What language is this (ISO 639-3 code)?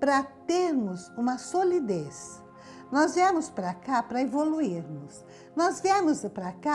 por